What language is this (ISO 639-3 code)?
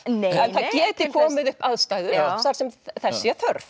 isl